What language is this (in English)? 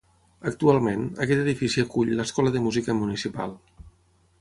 Catalan